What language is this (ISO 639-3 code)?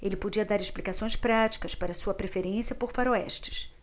por